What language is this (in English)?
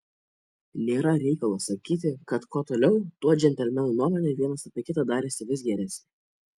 Lithuanian